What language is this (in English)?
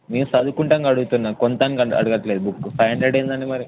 Telugu